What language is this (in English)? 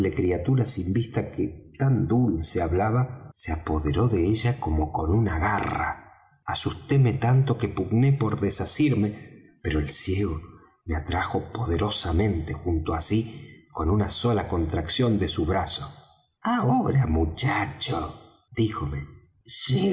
Spanish